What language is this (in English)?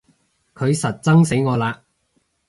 Cantonese